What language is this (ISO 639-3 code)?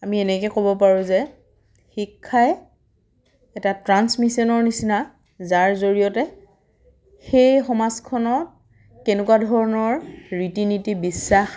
asm